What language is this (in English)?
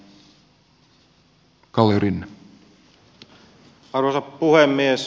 Finnish